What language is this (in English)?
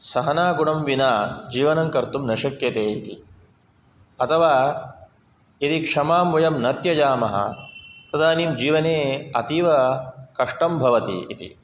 Sanskrit